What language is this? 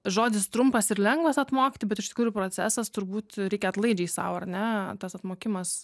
Lithuanian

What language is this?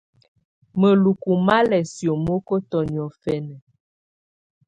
Tunen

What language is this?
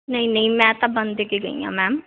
Punjabi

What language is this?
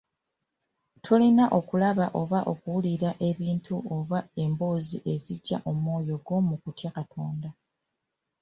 Ganda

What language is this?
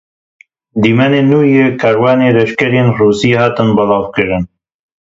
Kurdish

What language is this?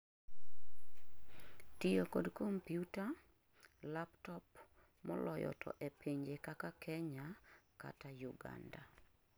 Luo (Kenya and Tanzania)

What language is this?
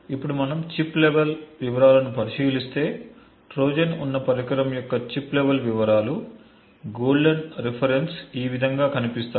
Telugu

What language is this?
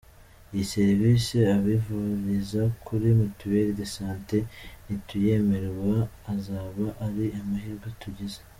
Kinyarwanda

